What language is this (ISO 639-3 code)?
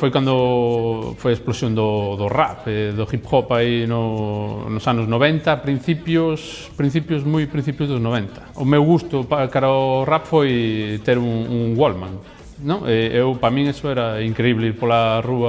spa